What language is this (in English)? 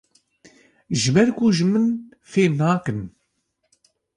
Kurdish